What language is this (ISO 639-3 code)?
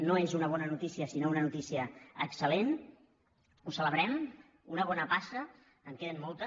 cat